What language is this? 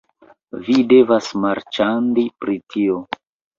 Esperanto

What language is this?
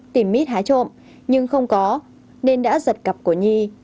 Vietnamese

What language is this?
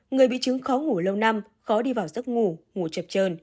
Vietnamese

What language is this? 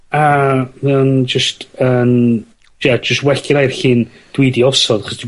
Welsh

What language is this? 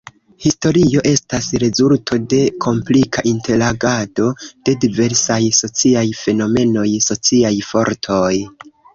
Esperanto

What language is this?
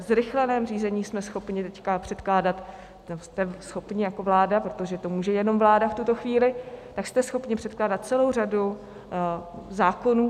Czech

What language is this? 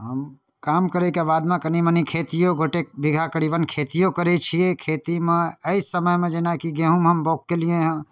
Maithili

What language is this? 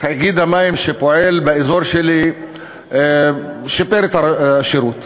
Hebrew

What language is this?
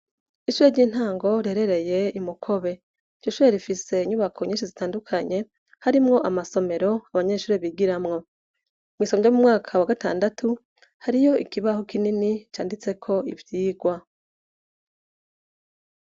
Rundi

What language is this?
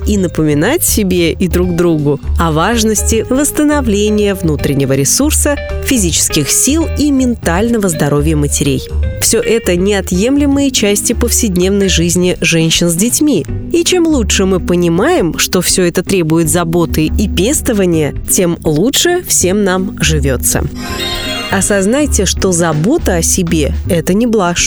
Russian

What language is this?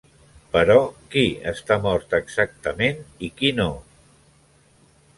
Catalan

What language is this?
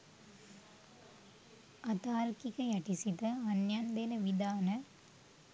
Sinhala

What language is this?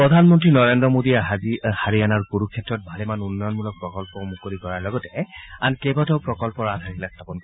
Assamese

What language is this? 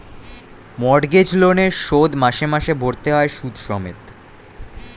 Bangla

